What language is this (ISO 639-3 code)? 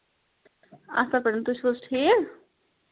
kas